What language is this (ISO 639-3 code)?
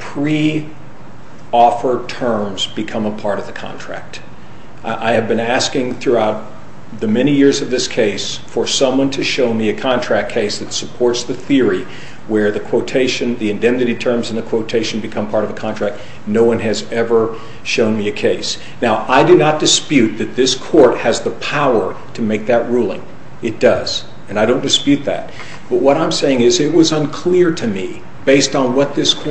eng